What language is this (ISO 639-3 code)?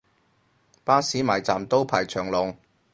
yue